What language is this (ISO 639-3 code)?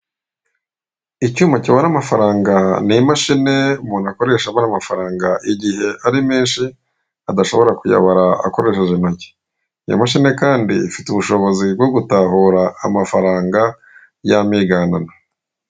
kin